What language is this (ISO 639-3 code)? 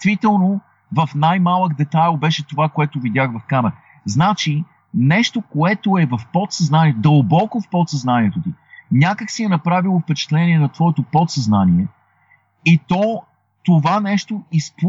bul